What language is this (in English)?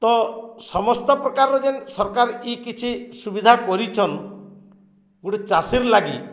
Odia